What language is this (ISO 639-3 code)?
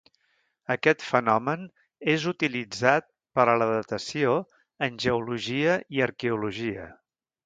cat